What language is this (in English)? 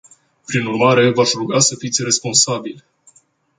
Romanian